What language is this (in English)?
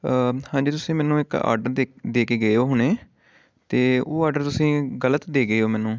Punjabi